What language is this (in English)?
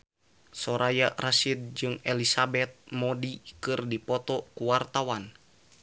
Sundanese